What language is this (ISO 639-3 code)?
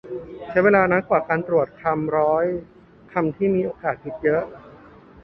tha